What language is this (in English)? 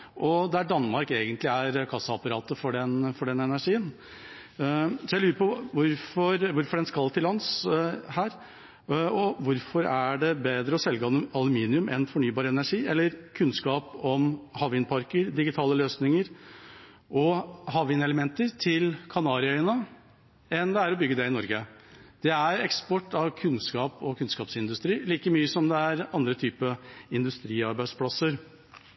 Norwegian Bokmål